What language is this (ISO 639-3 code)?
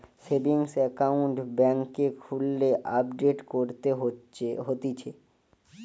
ben